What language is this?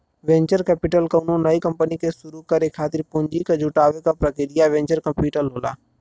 Bhojpuri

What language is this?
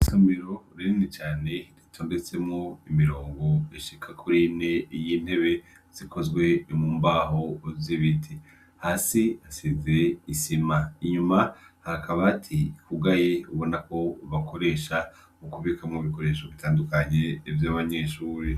Rundi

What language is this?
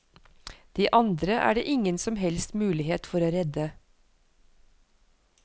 Norwegian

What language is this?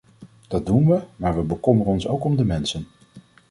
Dutch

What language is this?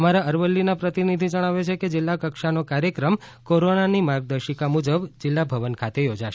Gujarati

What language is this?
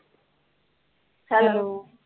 Punjabi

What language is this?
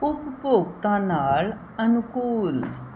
Punjabi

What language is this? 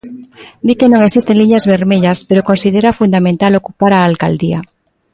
Galician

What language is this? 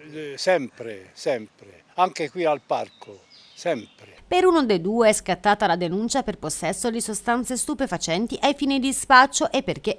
Italian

